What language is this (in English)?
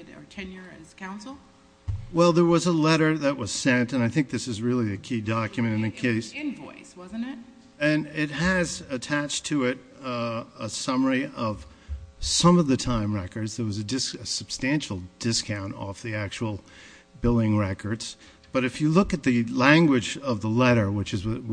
English